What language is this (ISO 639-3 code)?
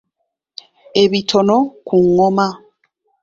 lug